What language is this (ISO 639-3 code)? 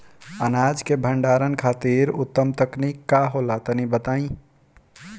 bho